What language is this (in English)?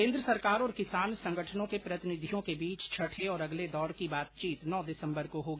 Hindi